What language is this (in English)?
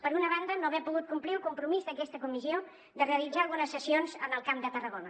Catalan